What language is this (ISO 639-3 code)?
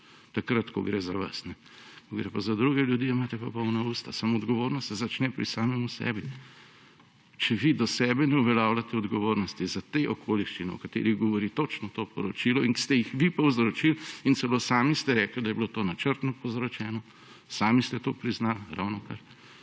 slv